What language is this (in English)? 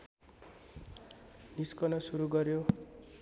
Nepali